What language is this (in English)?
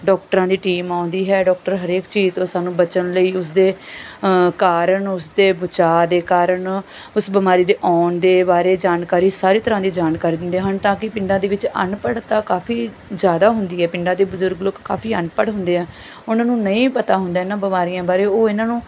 Punjabi